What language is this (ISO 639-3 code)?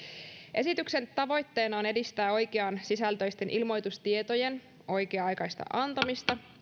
fin